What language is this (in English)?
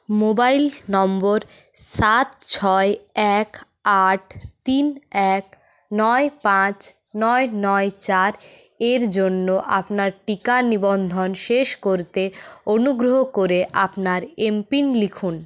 Bangla